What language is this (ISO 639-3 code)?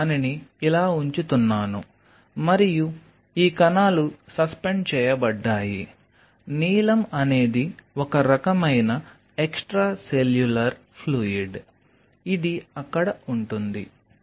tel